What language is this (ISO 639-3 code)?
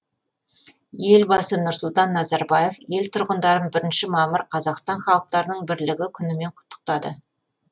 kaz